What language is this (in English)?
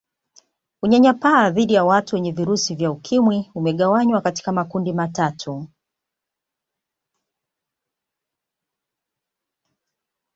Swahili